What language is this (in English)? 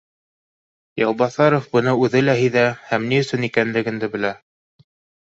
Bashkir